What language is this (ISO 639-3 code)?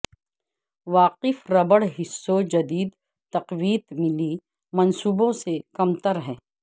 urd